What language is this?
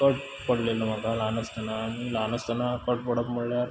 Konkani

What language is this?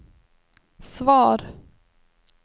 Swedish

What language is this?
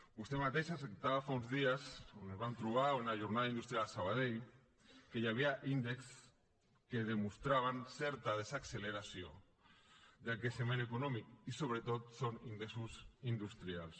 Catalan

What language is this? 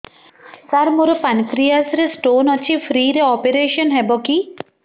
Odia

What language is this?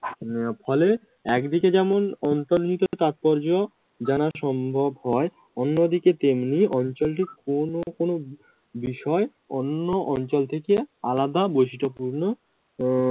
Bangla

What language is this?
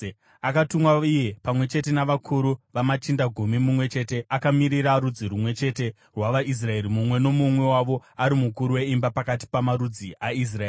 Shona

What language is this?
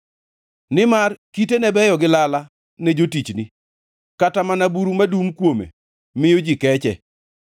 Luo (Kenya and Tanzania)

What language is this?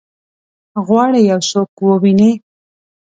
Pashto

